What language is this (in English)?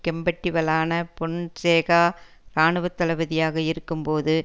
Tamil